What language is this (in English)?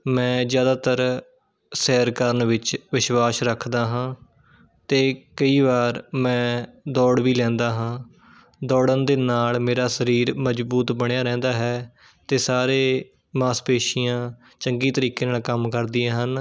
Punjabi